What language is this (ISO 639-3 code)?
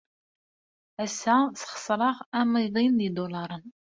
kab